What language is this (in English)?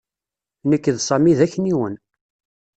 Kabyle